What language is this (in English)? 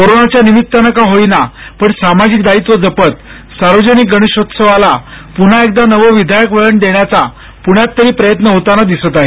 Marathi